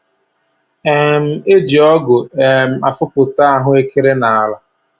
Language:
Igbo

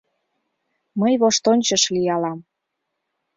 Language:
Mari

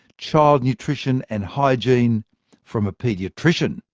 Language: English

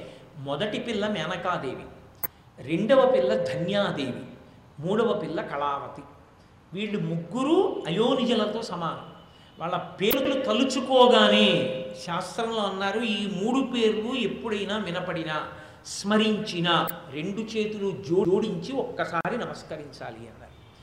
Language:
Telugu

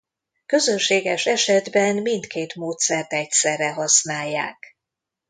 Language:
Hungarian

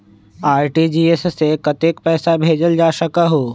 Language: Magahi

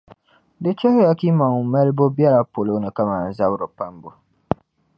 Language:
Dagbani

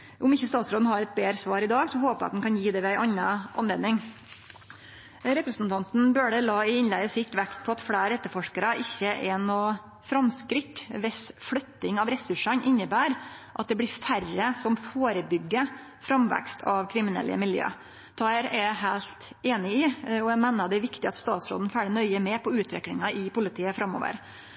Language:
Norwegian Nynorsk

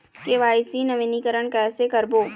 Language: Chhattisgarhi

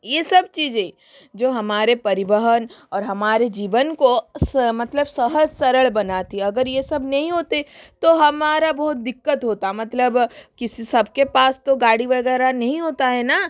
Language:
Hindi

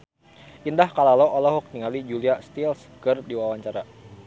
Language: Sundanese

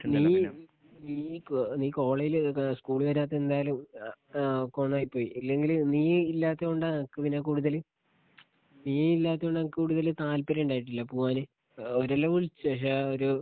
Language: Malayalam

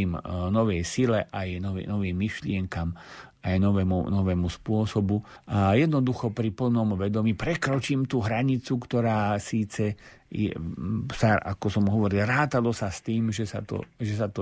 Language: Slovak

